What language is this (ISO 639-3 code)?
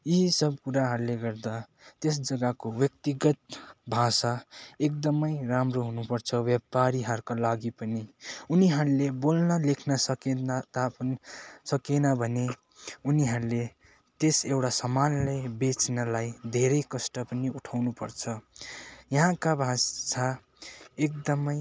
nep